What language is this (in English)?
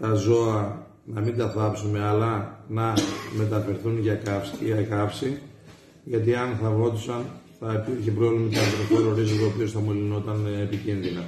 Greek